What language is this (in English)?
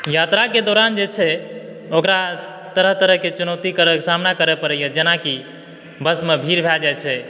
Maithili